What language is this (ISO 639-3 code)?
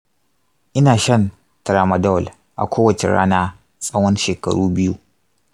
hau